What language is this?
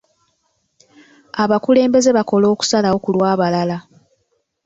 Ganda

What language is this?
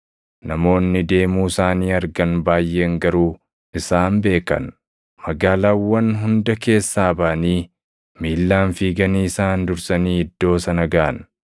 Oromo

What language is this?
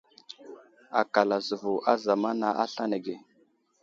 Wuzlam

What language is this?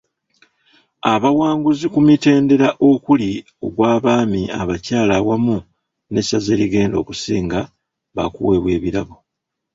Ganda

